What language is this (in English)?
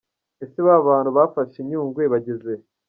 Kinyarwanda